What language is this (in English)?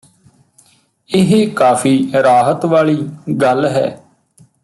Punjabi